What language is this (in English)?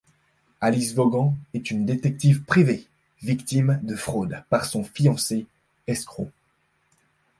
French